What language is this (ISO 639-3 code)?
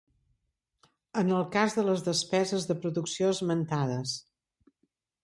cat